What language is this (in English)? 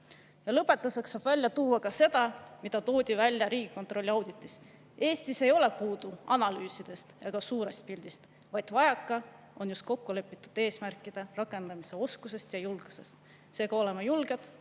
Estonian